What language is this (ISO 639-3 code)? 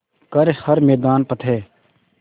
hin